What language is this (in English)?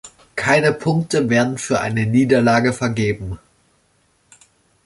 German